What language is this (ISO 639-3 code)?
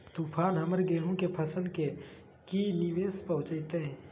mag